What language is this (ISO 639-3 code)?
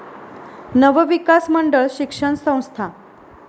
mar